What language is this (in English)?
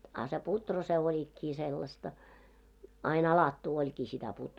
Finnish